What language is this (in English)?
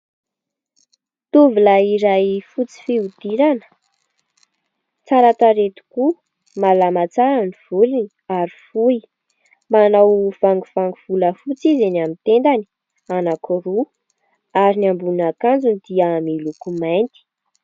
Malagasy